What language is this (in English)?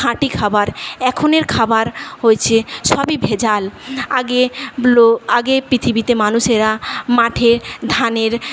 Bangla